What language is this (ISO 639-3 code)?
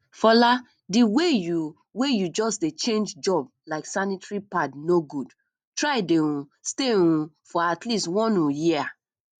pcm